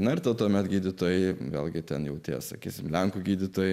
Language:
Lithuanian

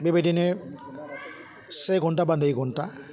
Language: Bodo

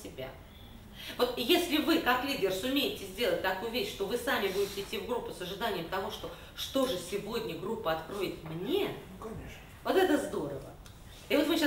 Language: Russian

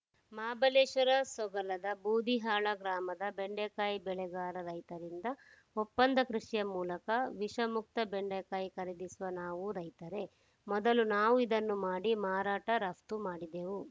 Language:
Kannada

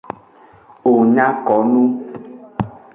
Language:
Aja (Benin)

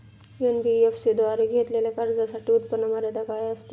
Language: Marathi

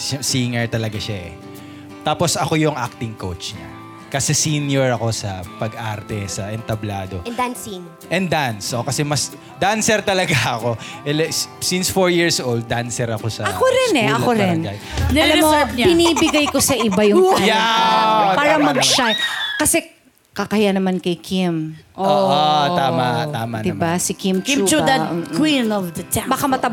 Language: Filipino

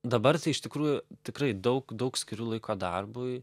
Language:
Lithuanian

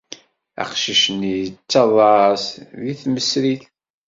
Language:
Kabyle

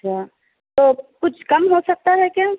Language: Urdu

